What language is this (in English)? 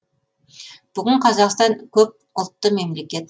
Kazakh